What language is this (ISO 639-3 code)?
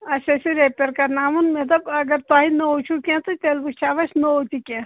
kas